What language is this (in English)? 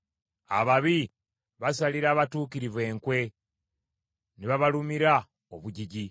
Ganda